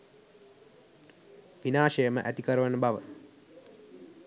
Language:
Sinhala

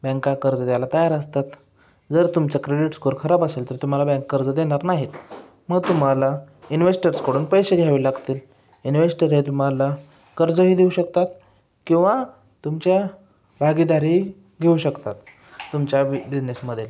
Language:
Marathi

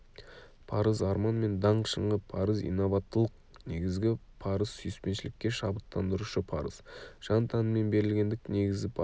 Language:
Kazakh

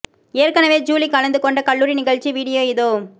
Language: Tamil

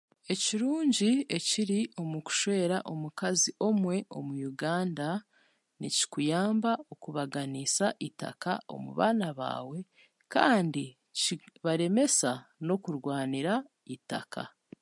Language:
Chiga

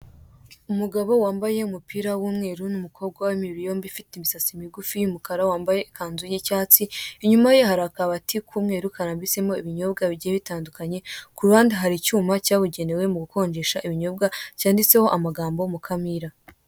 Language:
Kinyarwanda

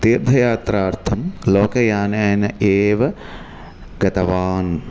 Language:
Sanskrit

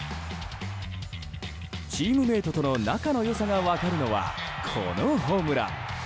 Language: Japanese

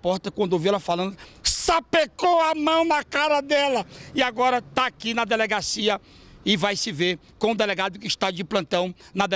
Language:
Portuguese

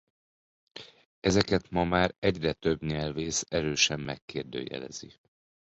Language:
Hungarian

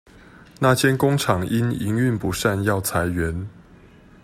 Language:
Chinese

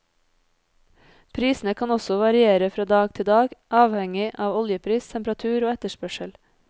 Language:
Norwegian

